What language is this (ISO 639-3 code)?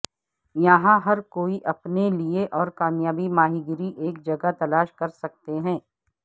urd